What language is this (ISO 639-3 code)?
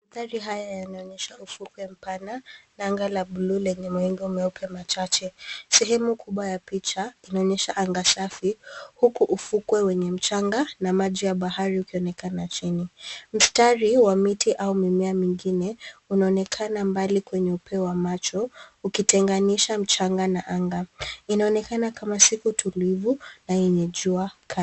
swa